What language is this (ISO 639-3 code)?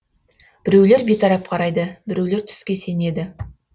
kaz